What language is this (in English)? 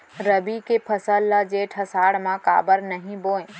Chhattisgarhi